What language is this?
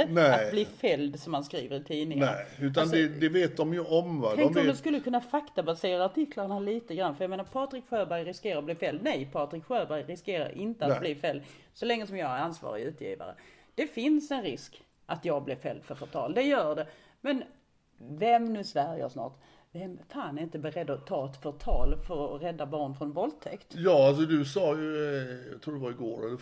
Swedish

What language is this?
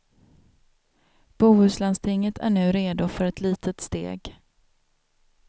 Swedish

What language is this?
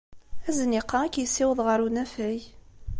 Kabyle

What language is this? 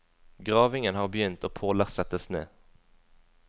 Norwegian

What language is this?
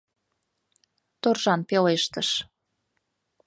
Mari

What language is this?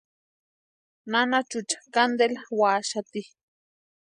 Western Highland Purepecha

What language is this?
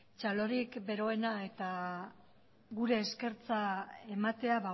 Basque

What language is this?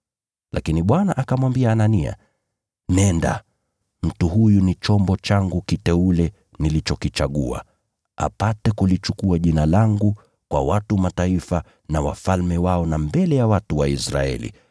Swahili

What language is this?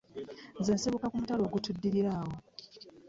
Ganda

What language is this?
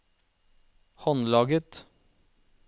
Norwegian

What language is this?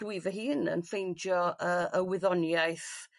Welsh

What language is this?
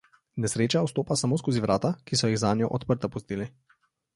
Slovenian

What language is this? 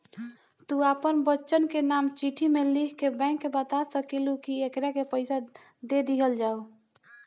Bhojpuri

